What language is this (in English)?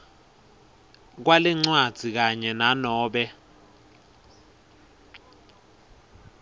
Swati